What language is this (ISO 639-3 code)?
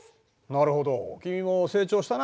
jpn